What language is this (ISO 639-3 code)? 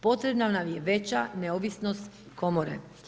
hrv